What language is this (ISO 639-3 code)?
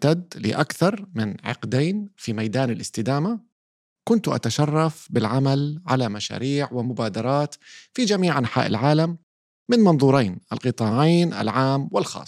ara